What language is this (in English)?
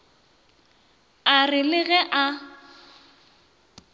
Northern Sotho